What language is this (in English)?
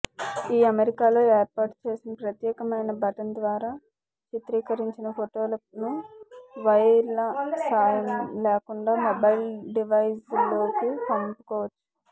Telugu